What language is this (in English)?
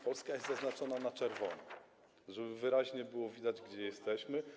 Polish